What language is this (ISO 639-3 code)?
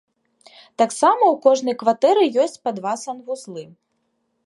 bel